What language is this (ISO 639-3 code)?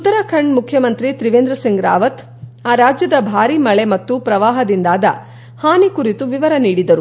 kan